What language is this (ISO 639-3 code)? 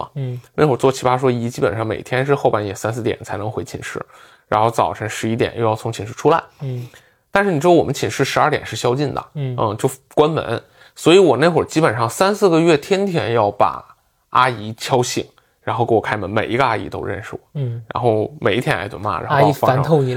zho